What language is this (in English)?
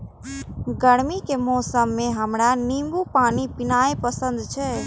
Maithili